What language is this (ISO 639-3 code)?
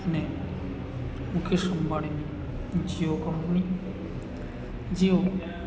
guj